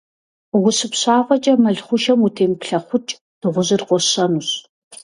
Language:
Kabardian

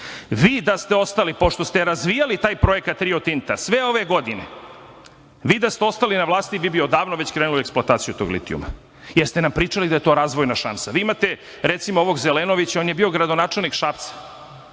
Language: Serbian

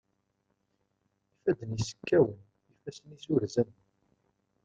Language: Kabyle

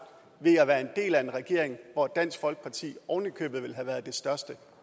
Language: Danish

